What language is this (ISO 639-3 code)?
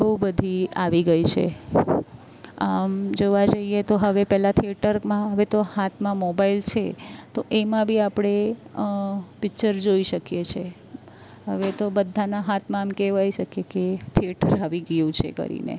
guj